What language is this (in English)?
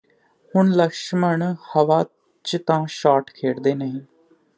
Punjabi